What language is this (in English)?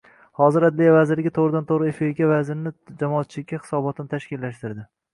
Uzbek